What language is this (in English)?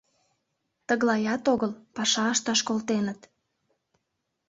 Mari